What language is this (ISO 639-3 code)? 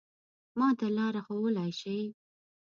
pus